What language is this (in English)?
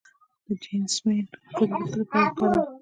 Pashto